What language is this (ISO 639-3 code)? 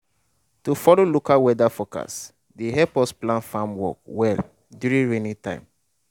pcm